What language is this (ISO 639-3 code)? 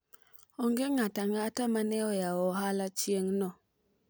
luo